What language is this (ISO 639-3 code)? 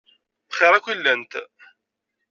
kab